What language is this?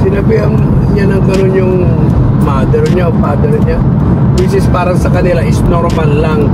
Filipino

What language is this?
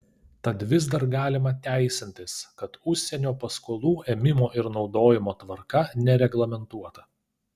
Lithuanian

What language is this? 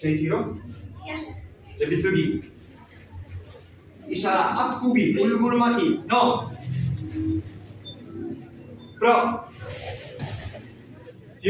Arabic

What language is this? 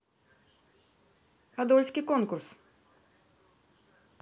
Russian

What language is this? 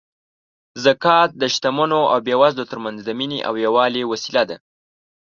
Pashto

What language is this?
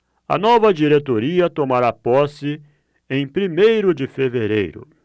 Portuguese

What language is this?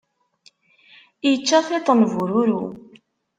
Kabyle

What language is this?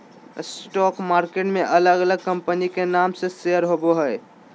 Magahi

